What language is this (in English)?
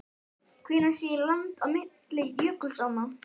Icelandic